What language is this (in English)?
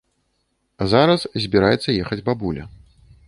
Belarusian